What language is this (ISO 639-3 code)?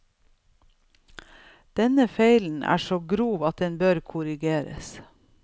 nor